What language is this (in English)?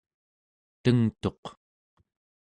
Central Yupik